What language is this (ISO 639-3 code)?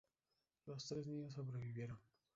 spa